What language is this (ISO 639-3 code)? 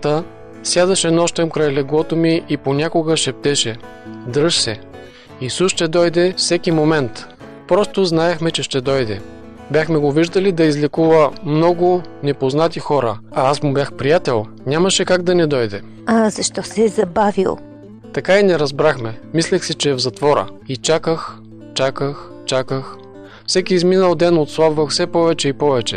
bul